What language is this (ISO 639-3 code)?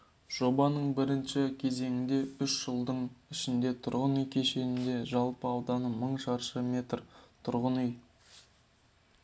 kaz